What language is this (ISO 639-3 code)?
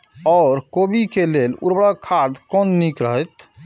mai